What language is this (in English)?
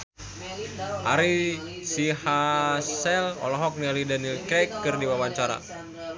Sundanese